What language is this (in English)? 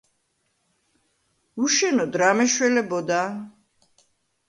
Georgian